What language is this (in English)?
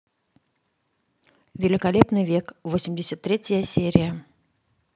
Russian